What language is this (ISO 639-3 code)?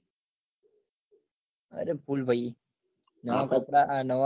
guj